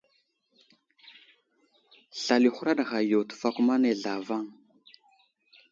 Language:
Wuzlam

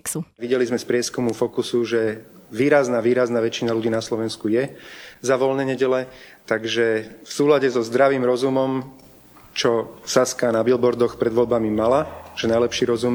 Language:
Slovak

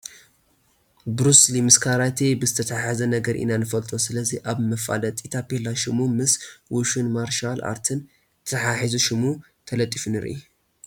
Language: Tigrinya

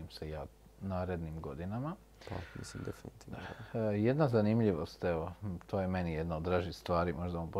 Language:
Croatian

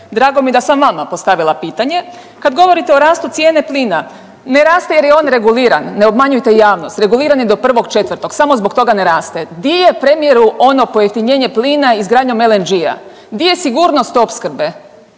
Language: Croatian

